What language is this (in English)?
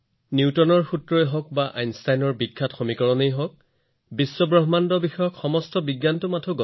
Assamese